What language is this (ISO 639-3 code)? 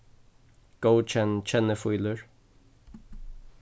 fao